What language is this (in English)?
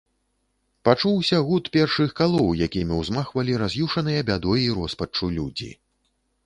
Belarusian